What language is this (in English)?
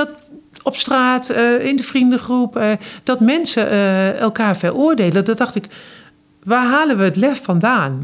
Dutch